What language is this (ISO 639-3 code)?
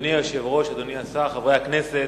heb